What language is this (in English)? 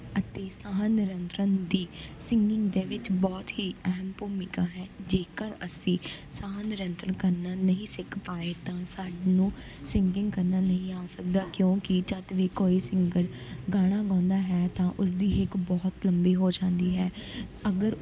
Punjabi